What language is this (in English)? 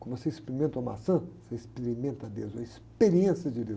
Portuguese